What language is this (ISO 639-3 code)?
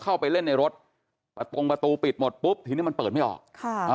tha